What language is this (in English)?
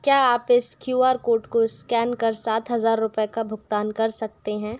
Hindi